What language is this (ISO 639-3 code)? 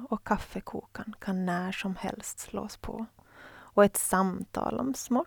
swe